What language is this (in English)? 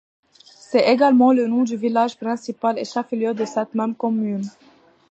French